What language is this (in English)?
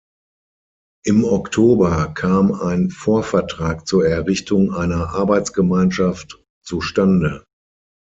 German